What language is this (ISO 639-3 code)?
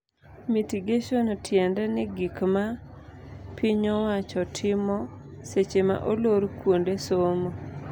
luo